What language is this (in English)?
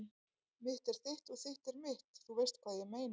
Icelandic